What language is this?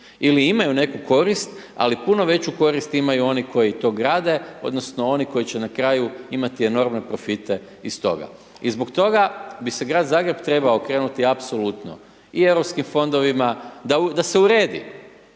Croatian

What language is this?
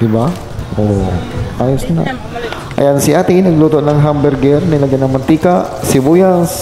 Filipino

